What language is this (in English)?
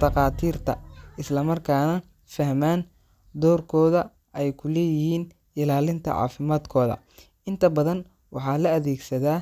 Somali